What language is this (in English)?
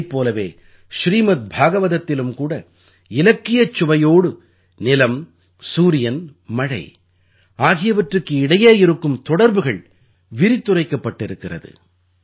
Tamil